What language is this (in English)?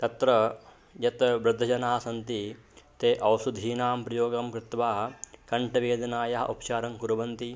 Sanskrit